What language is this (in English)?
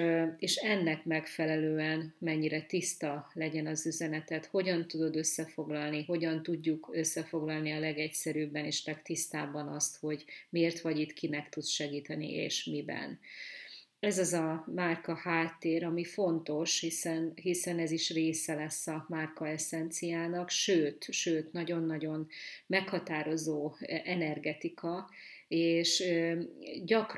Hungarian